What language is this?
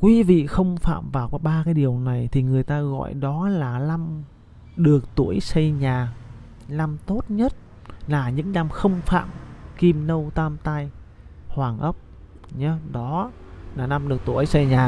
Vietnamese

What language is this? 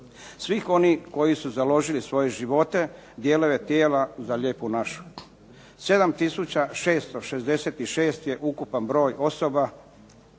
Croatian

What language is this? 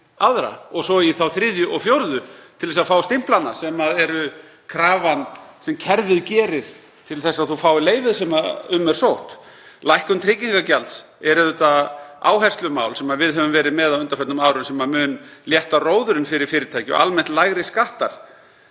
Icelandic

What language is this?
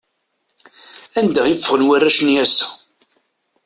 Kabyle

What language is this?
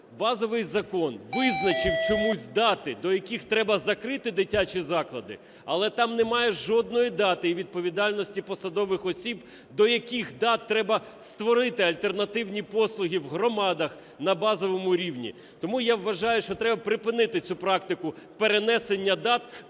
Ukrainian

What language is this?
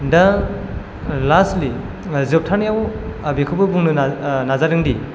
Bodo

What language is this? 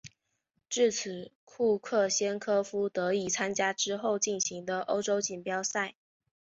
Chinese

